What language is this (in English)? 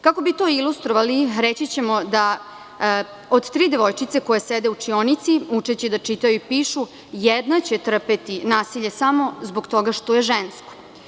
Serbian